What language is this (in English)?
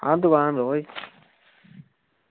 Dogri